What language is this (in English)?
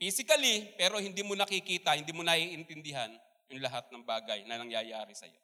Filipino